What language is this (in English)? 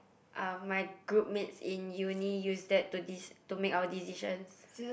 English